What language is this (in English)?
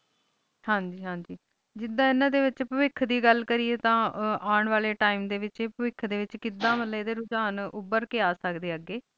Punjabi